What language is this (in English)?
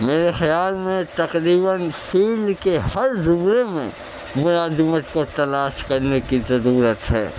Urdu